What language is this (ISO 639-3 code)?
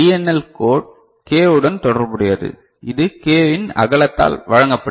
tam